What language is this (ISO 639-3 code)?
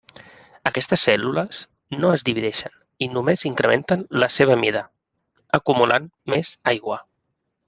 cat